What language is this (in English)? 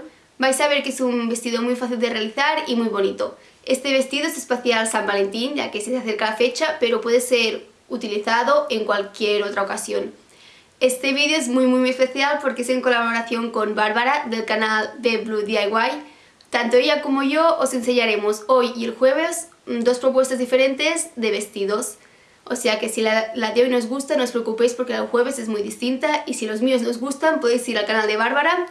Spanish